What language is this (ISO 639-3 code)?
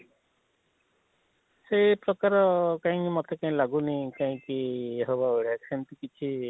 ori